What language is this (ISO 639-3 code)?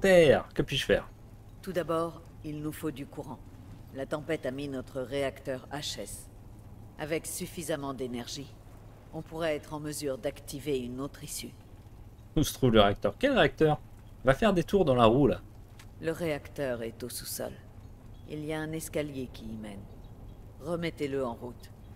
fra